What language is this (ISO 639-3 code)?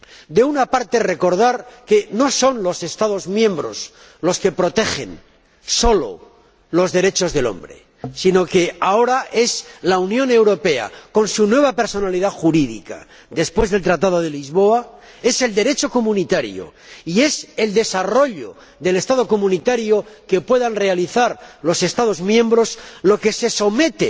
spa